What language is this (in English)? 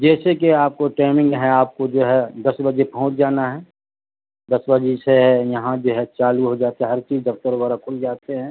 Urdu